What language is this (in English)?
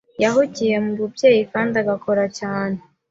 Kinyarwanda